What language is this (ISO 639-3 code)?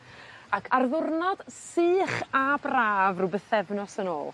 cym